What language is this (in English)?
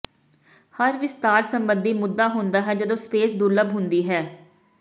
Punjabi